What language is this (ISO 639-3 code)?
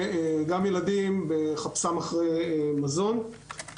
heb